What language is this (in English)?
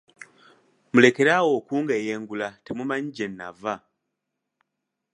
Ganda